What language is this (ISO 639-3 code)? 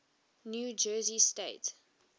eng